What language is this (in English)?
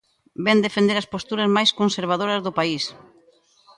Galician